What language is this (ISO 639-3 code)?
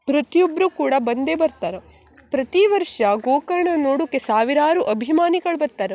kan